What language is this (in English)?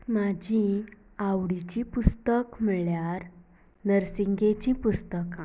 Konkani